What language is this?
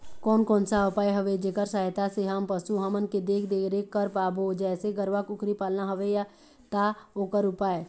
Chhattisgarhi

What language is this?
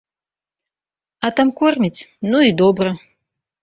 Belarusian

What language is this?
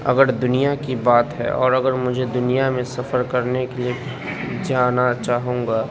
Urdu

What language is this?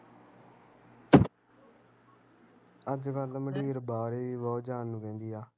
Punjabi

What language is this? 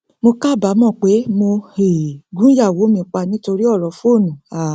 Yoruba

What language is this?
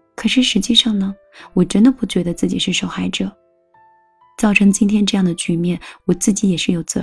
Chinese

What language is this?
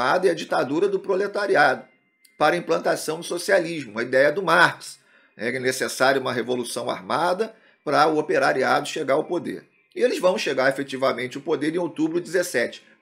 Portuguese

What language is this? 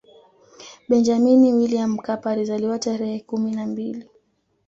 Swahili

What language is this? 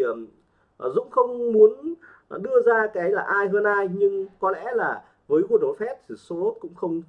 Vietnamese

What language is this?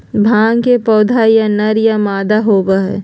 Magahi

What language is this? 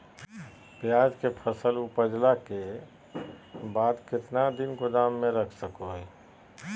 Magahi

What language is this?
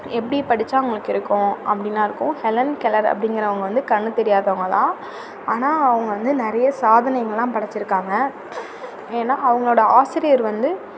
Tamil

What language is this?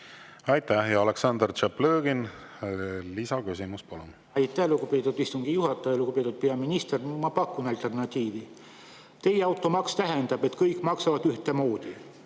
Estonian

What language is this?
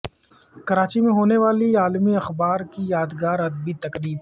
Urdu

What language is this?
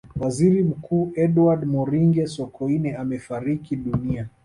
Swahili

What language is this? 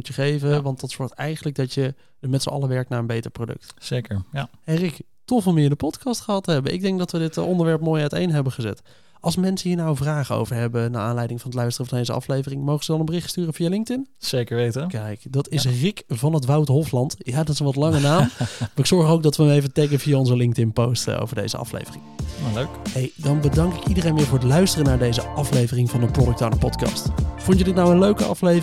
Dutch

